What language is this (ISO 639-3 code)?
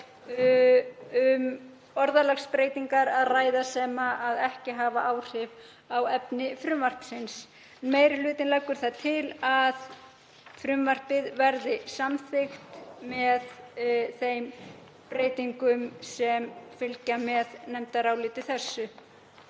isl